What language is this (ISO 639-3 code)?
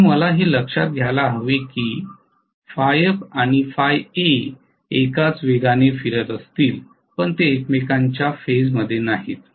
mar